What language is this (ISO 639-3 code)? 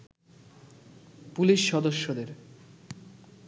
ben